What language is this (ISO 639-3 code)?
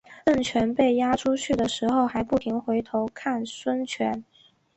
zho